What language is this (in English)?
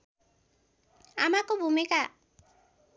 Nepali